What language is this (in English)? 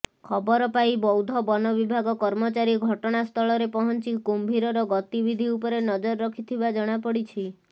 Odia